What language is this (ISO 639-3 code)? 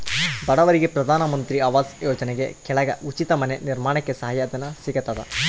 kan